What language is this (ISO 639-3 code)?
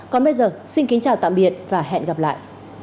vie